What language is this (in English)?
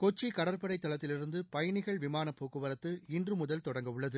Tamil